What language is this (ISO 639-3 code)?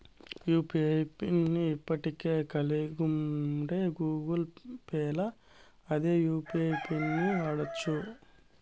tel